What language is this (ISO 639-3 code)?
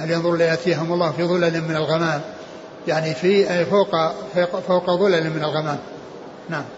ara